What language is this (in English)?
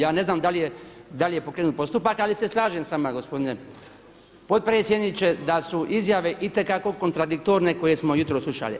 Croatian